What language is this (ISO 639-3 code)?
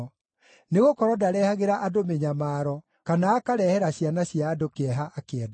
kik